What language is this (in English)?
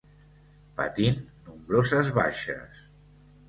Catalan